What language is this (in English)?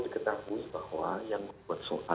Indonesian